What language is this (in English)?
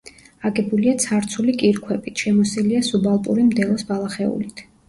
Georgian